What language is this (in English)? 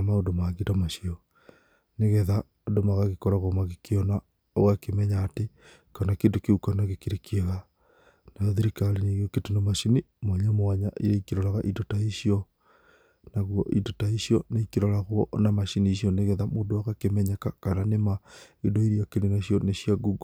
Kikuyu